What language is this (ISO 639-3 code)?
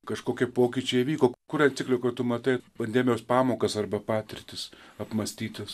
lit